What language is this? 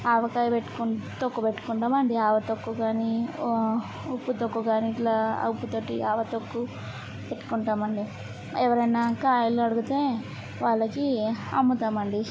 Telugu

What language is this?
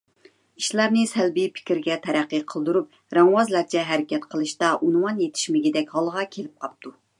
Uyghur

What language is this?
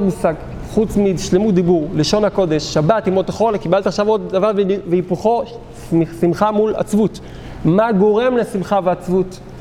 Hebrew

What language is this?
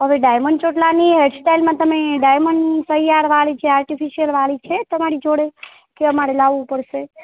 Gujarati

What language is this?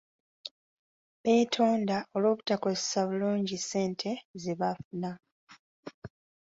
Ganda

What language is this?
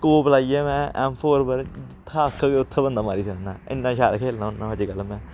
Dogri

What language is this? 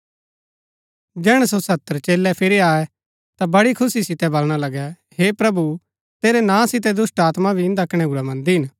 Gaddi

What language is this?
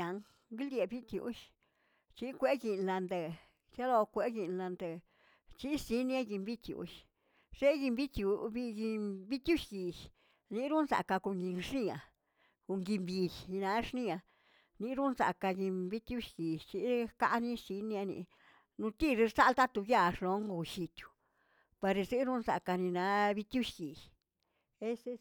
Tilquiapan Zapotec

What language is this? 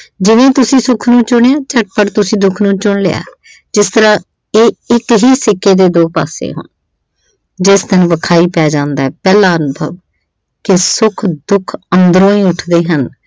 Punjabi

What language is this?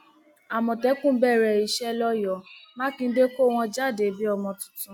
Yoruba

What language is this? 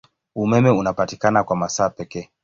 Swahili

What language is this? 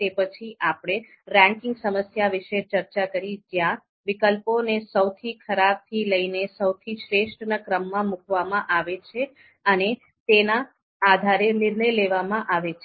Gujarati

